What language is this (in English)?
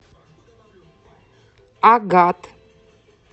Russian